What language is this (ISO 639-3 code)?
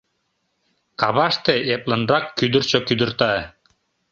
chm